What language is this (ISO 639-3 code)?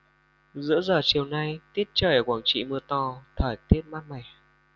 vie